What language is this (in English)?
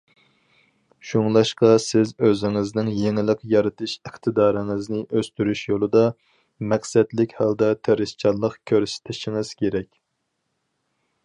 Uyghur